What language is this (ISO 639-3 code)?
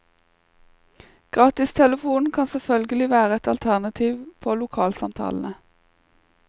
nor